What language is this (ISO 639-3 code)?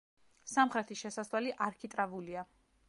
kat